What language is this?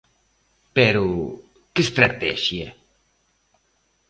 Galician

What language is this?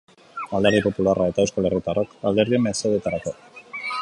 Basque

